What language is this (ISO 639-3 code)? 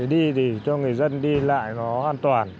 vie